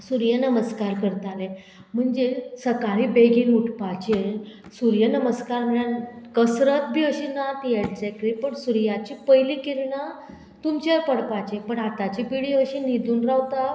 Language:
Konkani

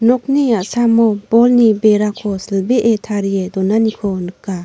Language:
Garo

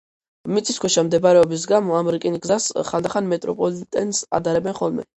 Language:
Georgian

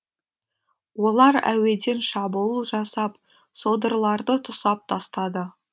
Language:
Kazakh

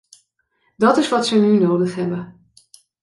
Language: Dutch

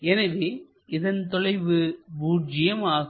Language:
Tamil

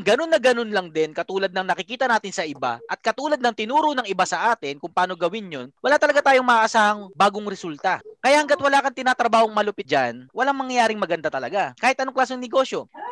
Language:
Filipino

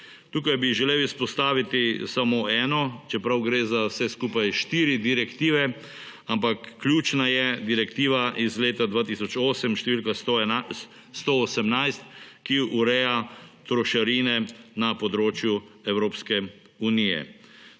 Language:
Slovenian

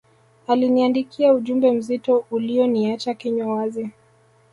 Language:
Swahili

